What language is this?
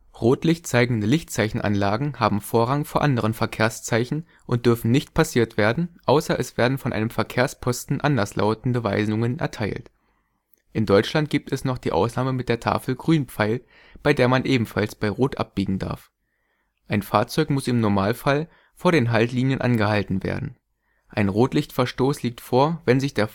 German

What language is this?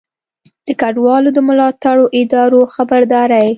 Pashto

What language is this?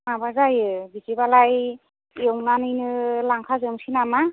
Bodo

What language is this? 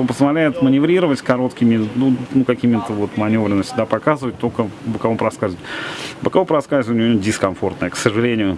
Russian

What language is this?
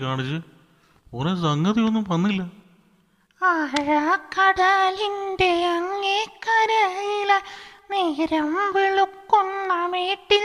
Malayalam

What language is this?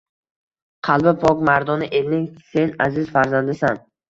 Uzbek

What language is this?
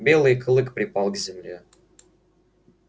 Russian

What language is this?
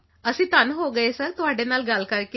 Punjabi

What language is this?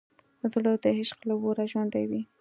Pashto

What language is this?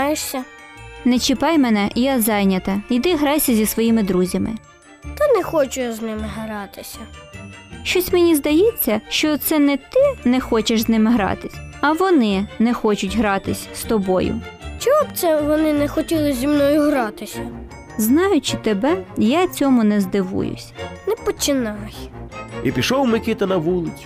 Ukrainian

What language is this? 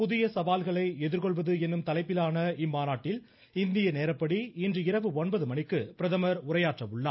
Tamil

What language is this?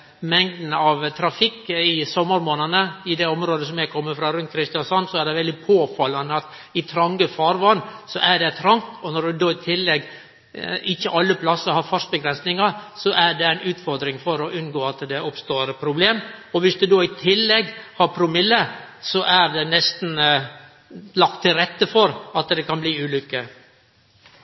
Norwegian Nynorsk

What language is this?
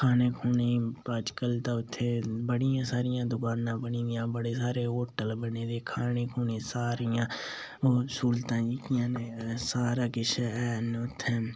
Dogri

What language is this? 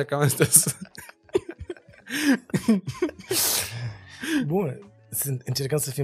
Romanian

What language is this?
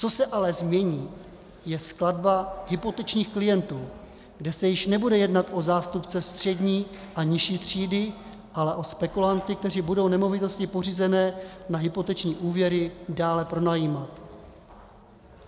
Czech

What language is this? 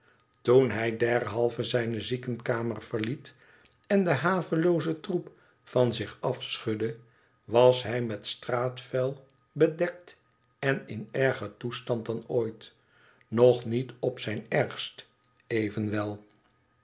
Dutch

